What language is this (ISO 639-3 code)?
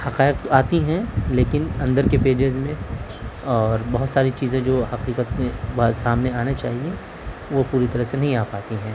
urd